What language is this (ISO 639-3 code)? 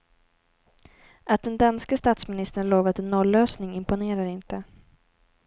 swe